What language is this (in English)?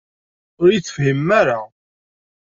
Kabyle